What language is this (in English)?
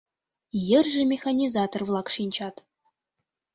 Mari